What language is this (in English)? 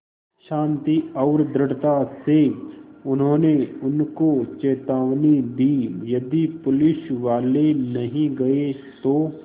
Hindi